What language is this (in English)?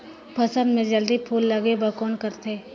Chhattisgarhi